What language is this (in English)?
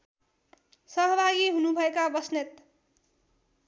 Nepali